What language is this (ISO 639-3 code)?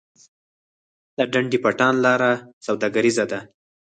pus